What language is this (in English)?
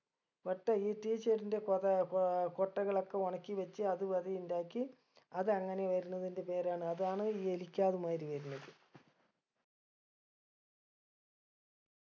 Malayalam